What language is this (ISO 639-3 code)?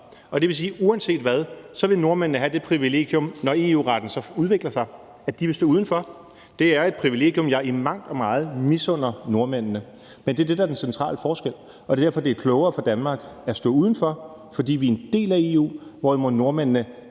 dan